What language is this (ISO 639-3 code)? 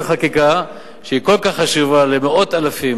heb